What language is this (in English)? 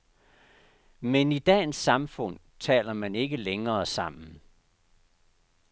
Danish